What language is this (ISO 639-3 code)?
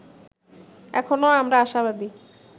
ben